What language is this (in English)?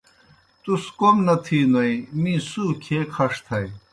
Kohistani Shina